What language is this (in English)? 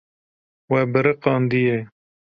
Kurdish